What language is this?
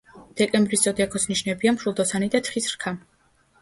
Georgian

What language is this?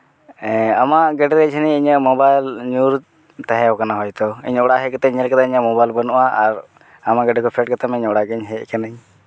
Santali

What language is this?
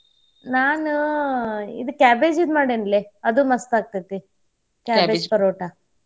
Kannada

